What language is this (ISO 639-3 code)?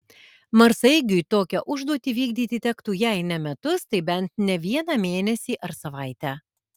lit